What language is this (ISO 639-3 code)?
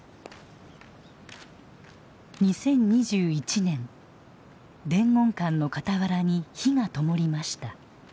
jpn